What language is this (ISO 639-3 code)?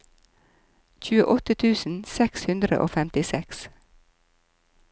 nor